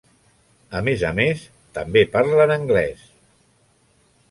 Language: Catalan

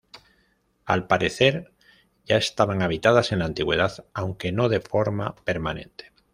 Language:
Spanish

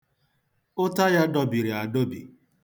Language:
Igbo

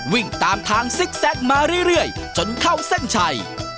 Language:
Thai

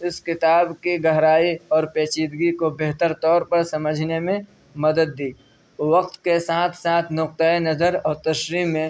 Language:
Urdu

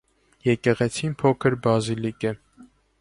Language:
Armenian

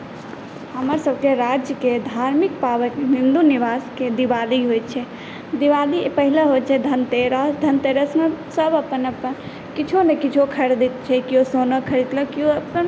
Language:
Maithili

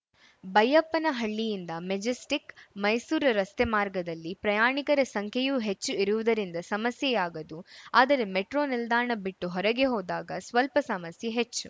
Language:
Kannada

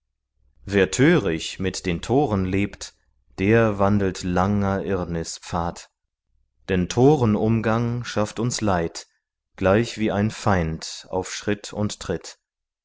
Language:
German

